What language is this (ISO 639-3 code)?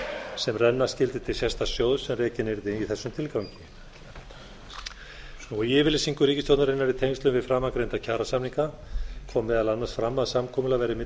isl